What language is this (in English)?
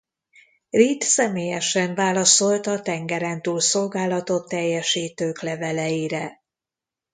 Hungarian